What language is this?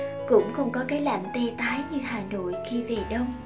Vietnamese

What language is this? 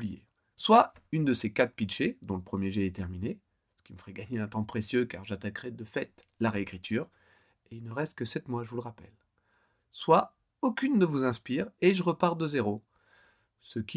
French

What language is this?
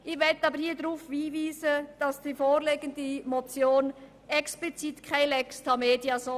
Swiss German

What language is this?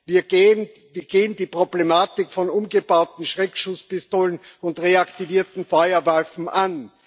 German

